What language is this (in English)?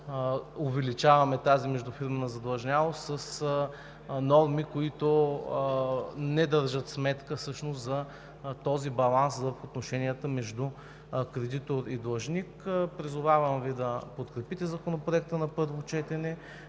Bulgarian